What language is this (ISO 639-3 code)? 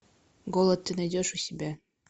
rus